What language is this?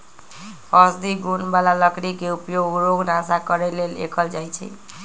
Magahi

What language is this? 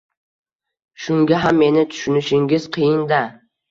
Uzbek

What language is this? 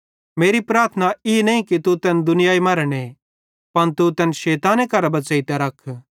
Bhadrawahi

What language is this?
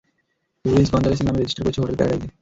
Bangla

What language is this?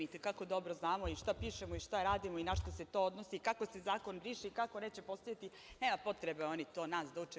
Serbian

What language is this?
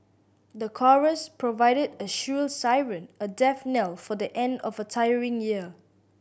English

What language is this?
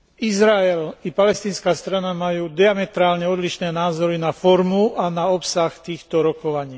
Slovak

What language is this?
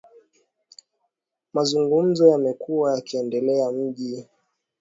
Swahili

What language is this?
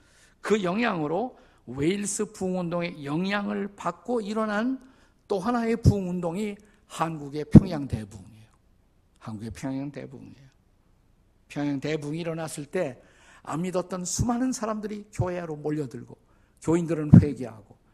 Korean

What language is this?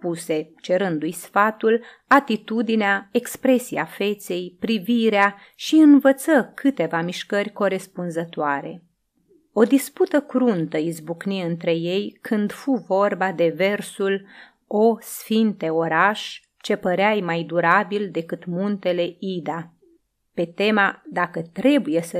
Romanian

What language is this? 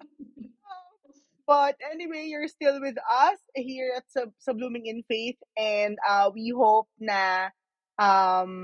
Filipino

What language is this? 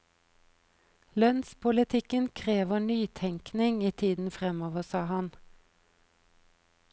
Norwegian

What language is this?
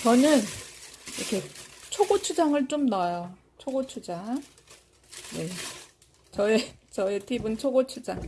Korean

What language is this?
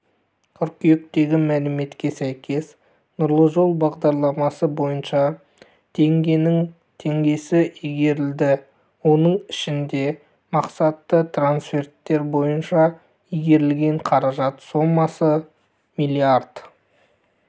Kazakh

